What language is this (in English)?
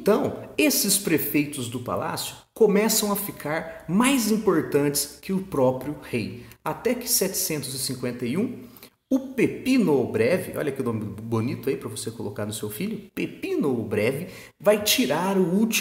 Portuguese